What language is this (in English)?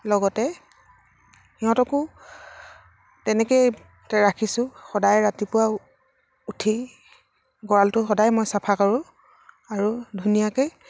Assamese